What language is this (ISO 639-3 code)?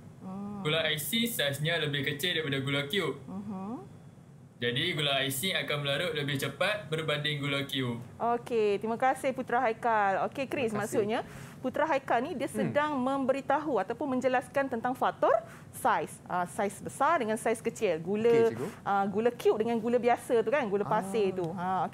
msa